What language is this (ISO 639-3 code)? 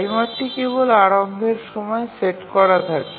ben